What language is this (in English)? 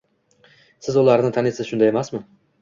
Uzbek